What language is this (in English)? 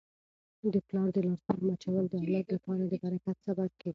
Pashto